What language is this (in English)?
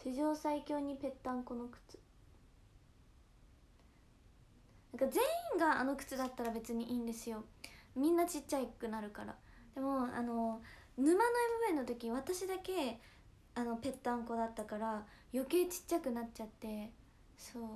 Japanese